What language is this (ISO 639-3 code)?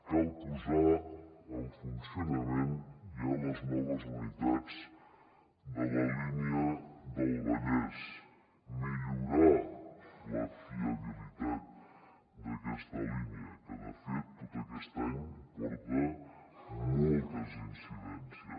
cat